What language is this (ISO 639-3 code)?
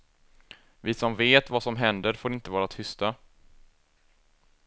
swe